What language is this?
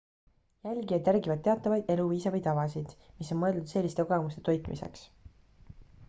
Estonian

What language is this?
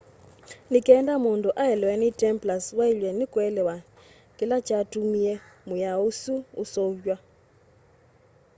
Kamba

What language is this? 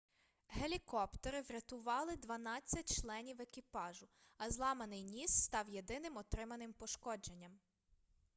Ukrainian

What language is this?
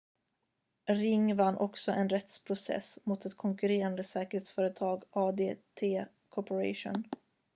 Swedish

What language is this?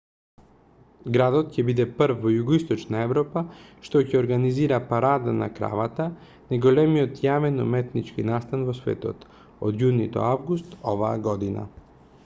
Macedonian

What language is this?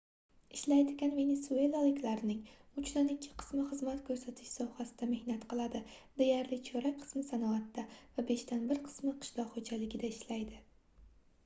Uzbek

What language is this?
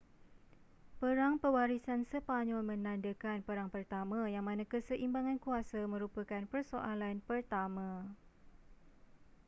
Malay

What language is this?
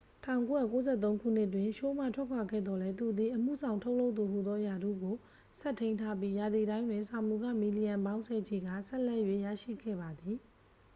Burmese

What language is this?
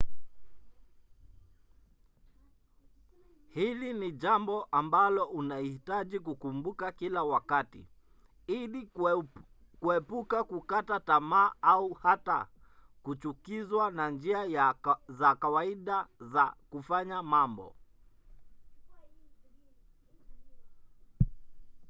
Swahili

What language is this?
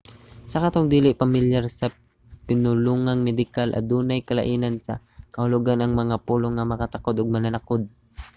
Cebuano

